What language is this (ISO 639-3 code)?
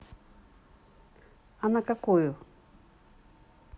rus